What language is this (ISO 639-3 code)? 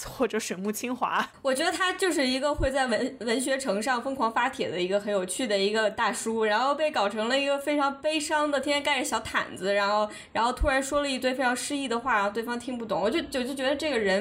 zho